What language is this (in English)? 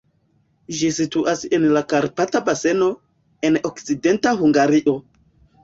Esperanto